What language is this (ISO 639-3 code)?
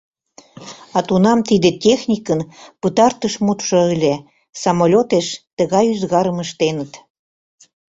chm